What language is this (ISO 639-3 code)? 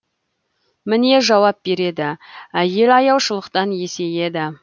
kaz